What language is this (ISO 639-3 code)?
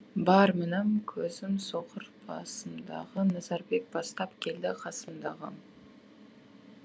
kaz